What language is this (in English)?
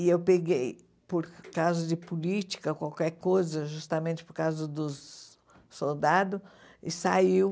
Portuguese